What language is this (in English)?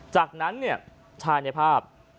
Thai